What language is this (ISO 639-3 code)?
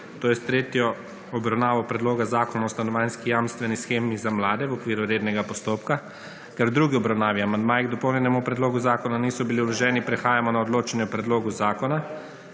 slv